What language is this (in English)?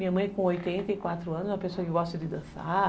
Portuguese